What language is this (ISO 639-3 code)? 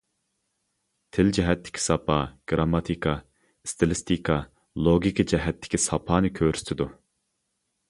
uig